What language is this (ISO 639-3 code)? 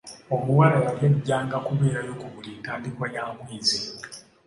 lug